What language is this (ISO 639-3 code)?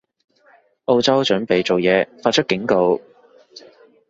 yue